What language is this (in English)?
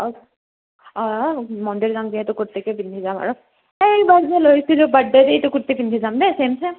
Assamese